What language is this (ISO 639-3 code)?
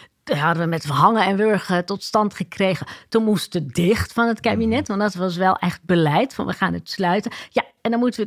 nld